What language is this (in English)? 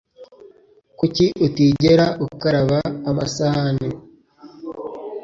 Kinyarwanda